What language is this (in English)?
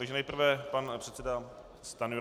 Czech